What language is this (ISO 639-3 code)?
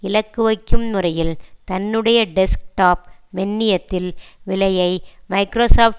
tam